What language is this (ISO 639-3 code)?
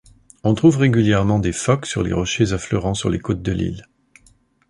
fra